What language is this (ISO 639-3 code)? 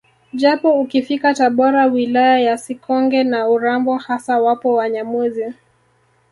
swa